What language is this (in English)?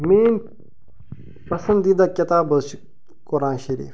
Kashmiri